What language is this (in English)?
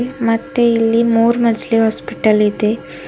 Kannada